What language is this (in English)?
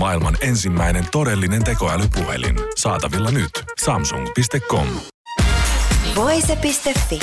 Finnish